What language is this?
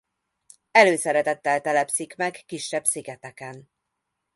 Hungarian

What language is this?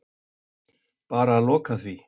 Icelandic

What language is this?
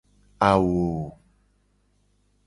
Gen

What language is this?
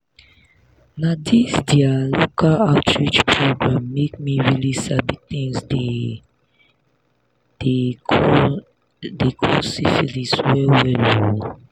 Nigerian Pidgin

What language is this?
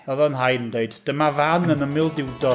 Welsh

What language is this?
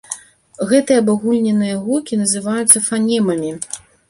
Belarusian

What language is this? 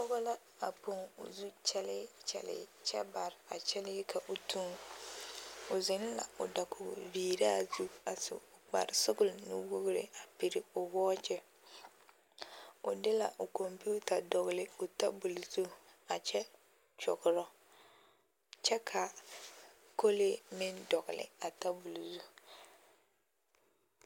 Southern Dagaare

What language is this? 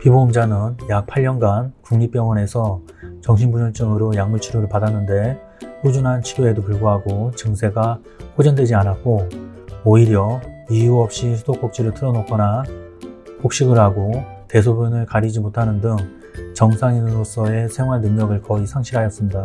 Korean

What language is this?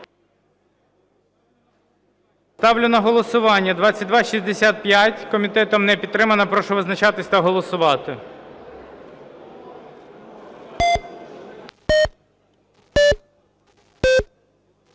Ukrainian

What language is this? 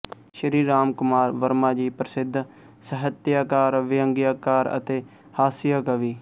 Punjabi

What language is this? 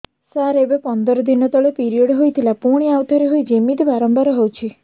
Odia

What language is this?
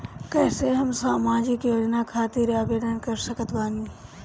Bhojpuri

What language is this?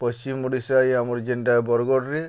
Odia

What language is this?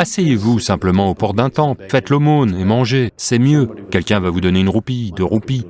French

